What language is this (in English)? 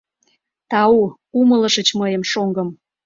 Mari